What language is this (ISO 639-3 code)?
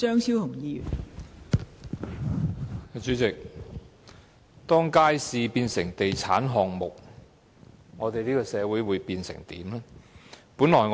yue